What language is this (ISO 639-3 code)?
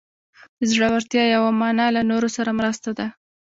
pus